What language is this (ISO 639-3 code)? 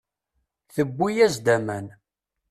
kab